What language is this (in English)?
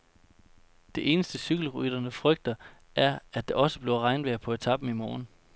Danish